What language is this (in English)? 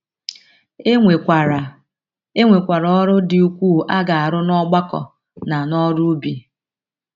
Igbo